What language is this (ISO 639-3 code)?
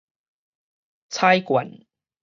nan